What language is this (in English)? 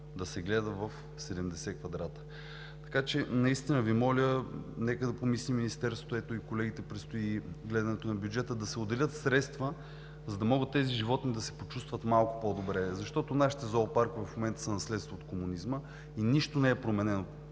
Bulgarian